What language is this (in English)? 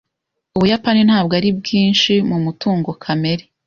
Kinyarwanda